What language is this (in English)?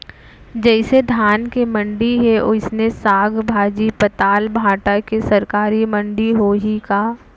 Chhattisgarhi